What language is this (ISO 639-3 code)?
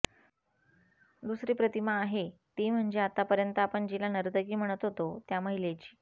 mar